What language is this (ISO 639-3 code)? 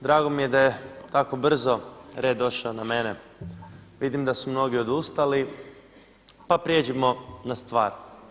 hrv